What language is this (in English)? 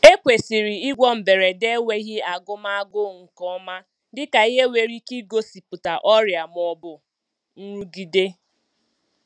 Igbo